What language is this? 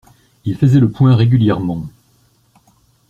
French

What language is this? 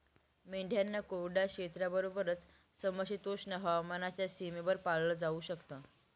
Marathi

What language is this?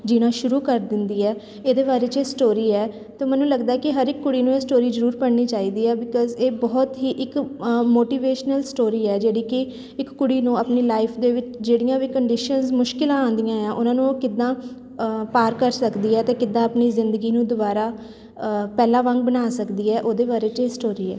Punjabi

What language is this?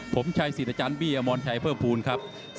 Thai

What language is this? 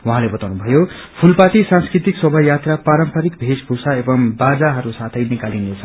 Nepali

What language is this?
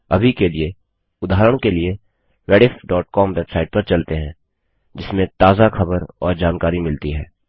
Hindi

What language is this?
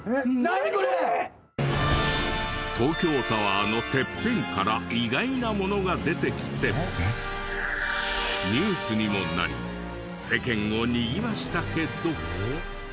Japanese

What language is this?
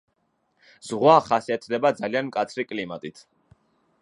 Georgian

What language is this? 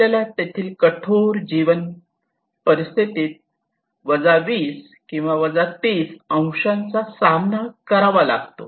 Marathi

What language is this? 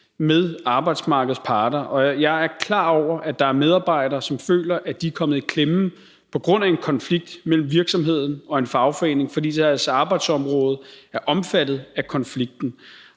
Danish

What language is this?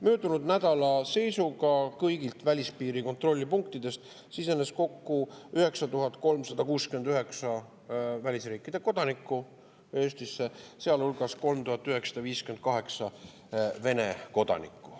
Estonian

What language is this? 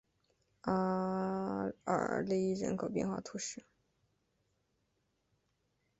Chinese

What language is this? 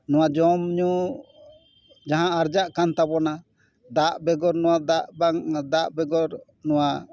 Santali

